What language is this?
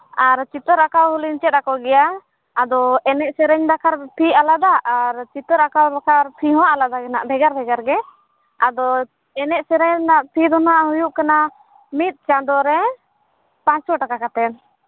Santali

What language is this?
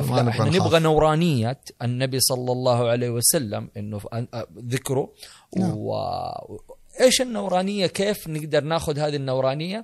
Arabic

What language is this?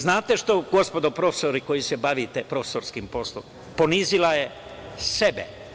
Serbian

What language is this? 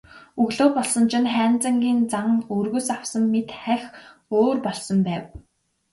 Mongolian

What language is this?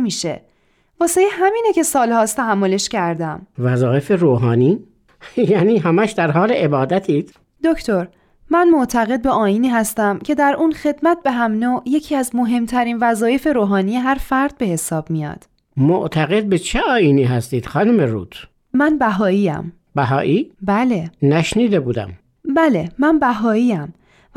Persian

